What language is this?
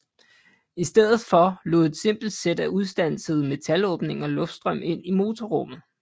Danish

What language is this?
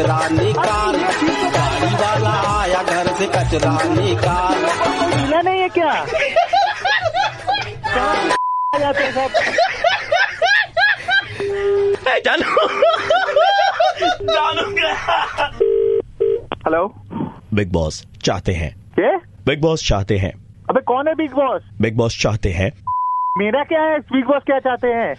Hindi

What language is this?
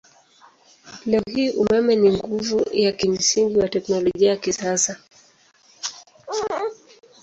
Swahili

